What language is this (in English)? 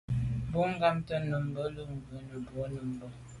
Medumba